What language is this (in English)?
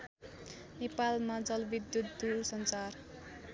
Nepali